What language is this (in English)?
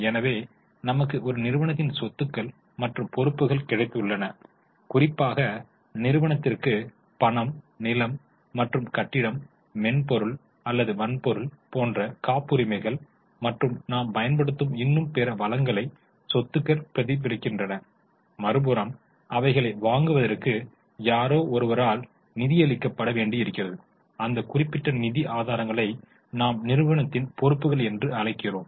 Tamil